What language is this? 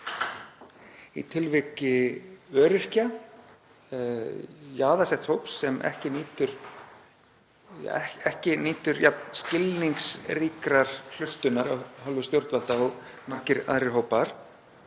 Icelandic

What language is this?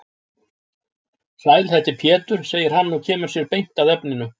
Icelandic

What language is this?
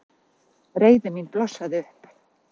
Icelandic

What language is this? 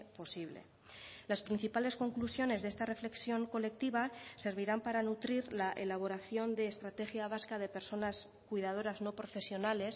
Spanish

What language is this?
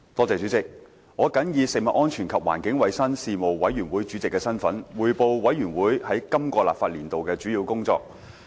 Cantonese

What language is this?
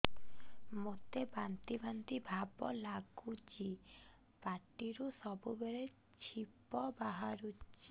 Odia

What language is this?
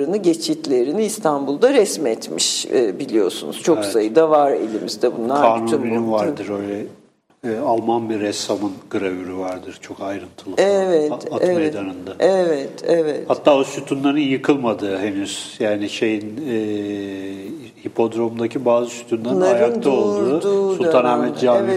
Turkish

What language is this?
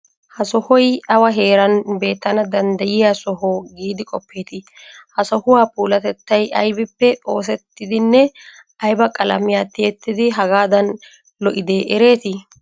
Wolaytta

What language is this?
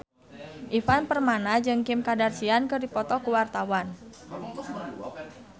Sundanese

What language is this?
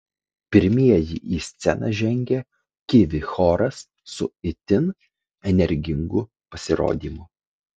Lithuanian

